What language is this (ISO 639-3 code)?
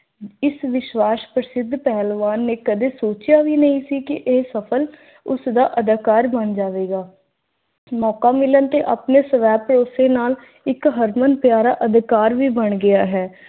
pan